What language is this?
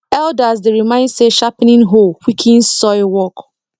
Nigerian Pidgin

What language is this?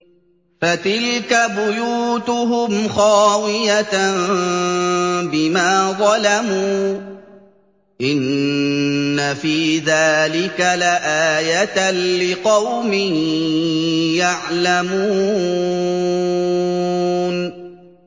Arabic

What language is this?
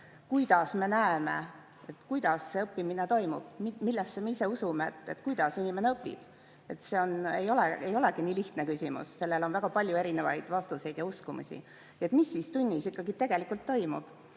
Estonian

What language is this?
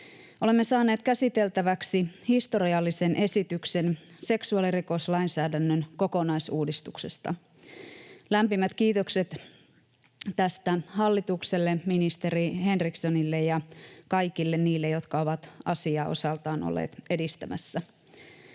Finnish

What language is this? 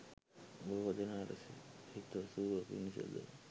Sinhala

